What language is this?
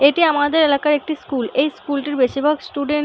Bangla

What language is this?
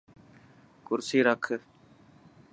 Dhatki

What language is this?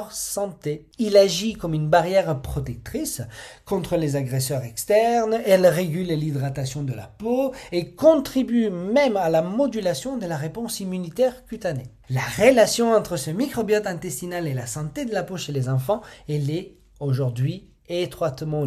French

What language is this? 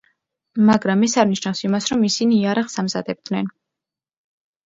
Georgian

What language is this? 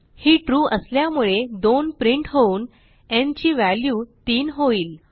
Marathi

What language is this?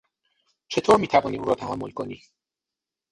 Persian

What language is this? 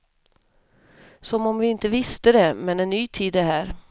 Swedish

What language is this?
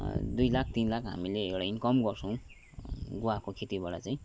Nepali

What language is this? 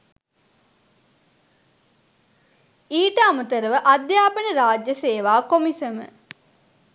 Sinhala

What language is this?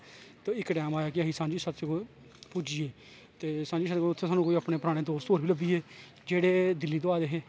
Dogri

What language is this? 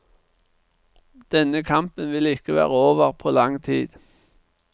Norwegian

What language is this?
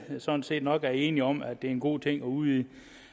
Danish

